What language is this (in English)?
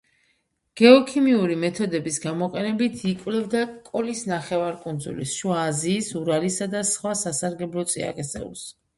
Georgian